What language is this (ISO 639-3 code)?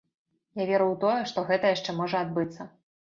bel